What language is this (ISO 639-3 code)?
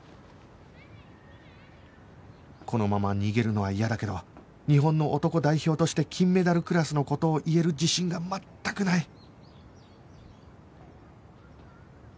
jpn